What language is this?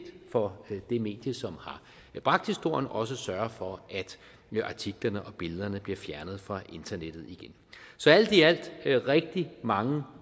Danish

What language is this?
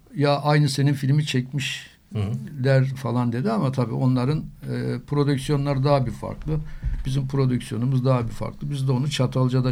Turkish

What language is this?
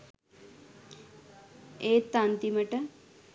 Sinhala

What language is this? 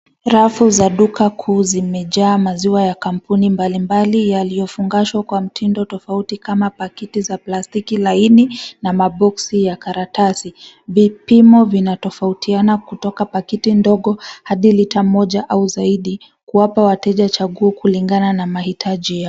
Swahili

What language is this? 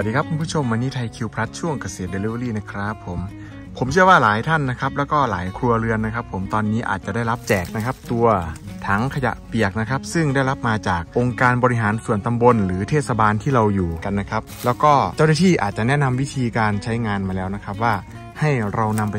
Thai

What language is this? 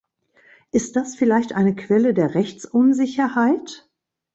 German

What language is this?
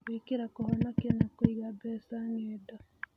Kikuyu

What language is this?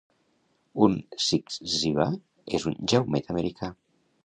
Catalan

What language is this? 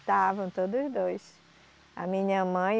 Portuguese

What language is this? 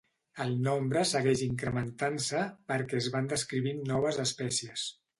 Catalan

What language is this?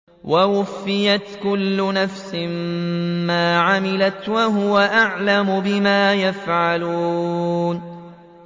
Arabic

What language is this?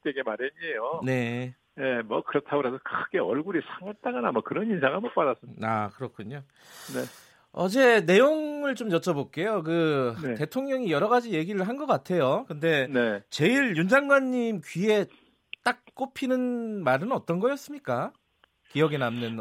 Korean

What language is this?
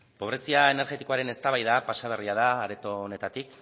Basque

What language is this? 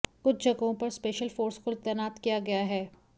Hindi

